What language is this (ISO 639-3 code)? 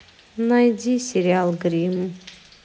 rus